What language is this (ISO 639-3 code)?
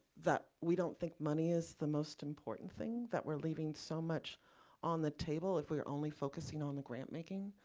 eng